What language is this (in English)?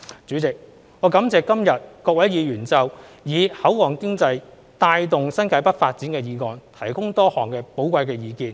Cantonese